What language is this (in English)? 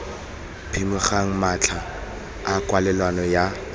Tswana